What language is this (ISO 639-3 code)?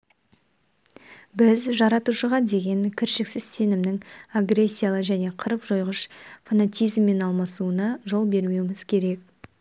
kaz